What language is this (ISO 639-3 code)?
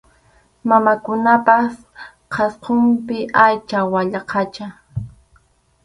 qxu